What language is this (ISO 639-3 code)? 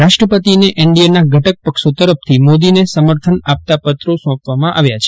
guj